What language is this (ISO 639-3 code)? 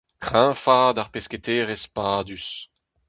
bre